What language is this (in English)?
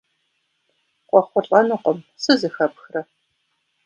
Kabardian